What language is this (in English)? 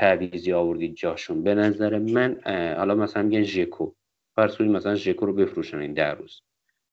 Persian